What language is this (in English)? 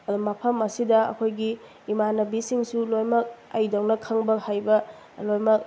Manipuri